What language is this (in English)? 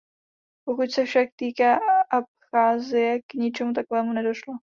Czech